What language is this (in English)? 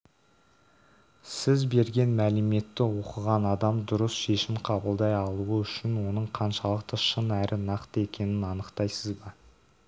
Kazakh